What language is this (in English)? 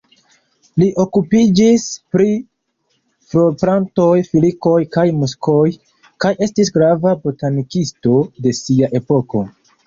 Esperanto